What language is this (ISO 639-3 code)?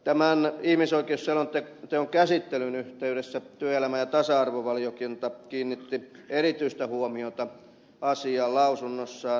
fin